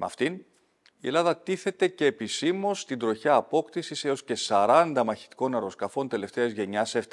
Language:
Greek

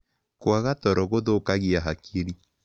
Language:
Kikuyu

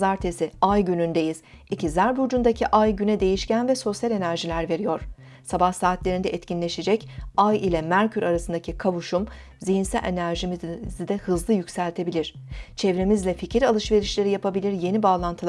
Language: Turkish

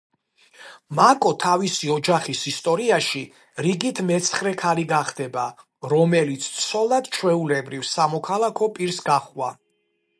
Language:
Georgian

